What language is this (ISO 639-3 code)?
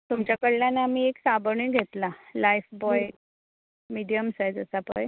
kok